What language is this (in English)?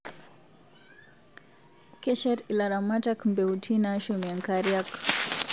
Masai